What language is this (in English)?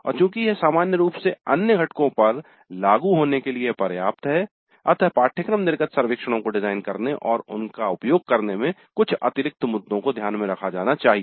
Hindi